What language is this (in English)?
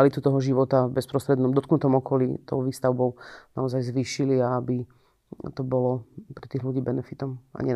Slovak